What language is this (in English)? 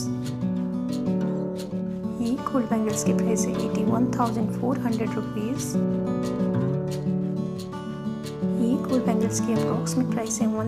Spanish